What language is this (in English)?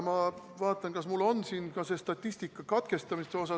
Estonian